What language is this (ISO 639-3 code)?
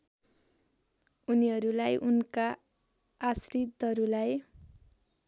nep